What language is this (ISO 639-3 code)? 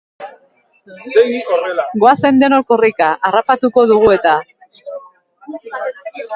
eus